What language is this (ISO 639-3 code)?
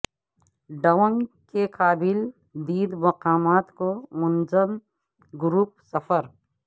urd